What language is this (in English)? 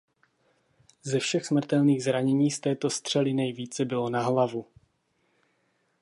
Czech